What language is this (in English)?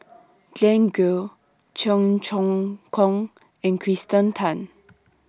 English